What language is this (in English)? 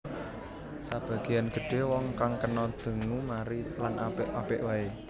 Javanese